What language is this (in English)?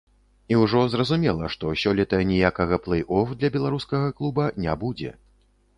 Belarusian